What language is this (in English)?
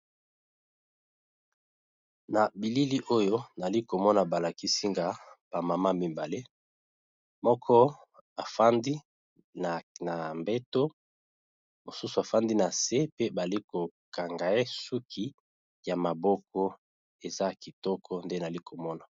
Lingala